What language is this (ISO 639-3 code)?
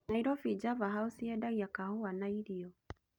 kik